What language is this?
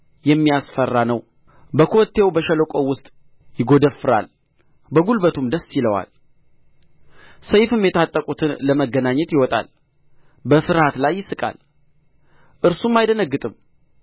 Amharic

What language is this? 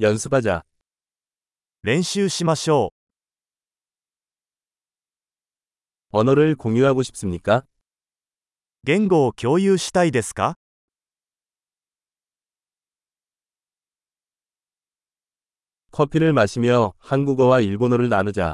Korean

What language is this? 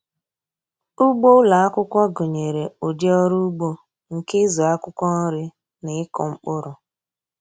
Igbo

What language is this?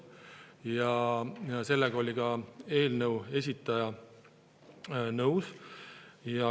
Estonian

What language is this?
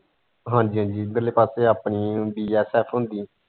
Punjabi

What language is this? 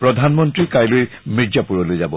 Assamese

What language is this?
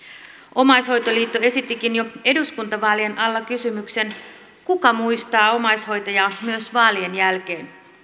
Finnish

